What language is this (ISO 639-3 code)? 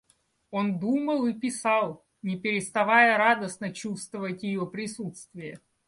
rus